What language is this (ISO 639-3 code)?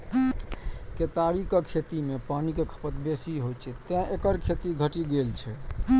mai